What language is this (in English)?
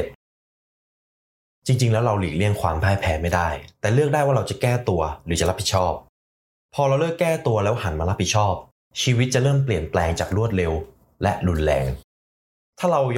Thai